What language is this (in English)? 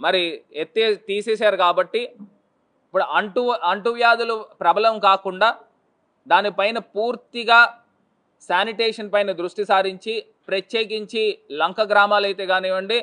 Telugu